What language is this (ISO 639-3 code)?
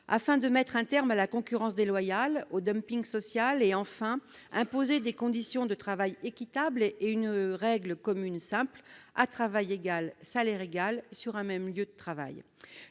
fra